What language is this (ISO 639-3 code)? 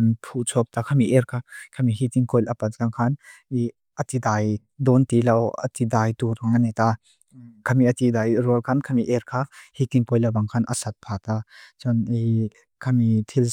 lus